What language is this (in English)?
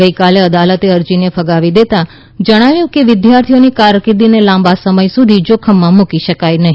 Gujarati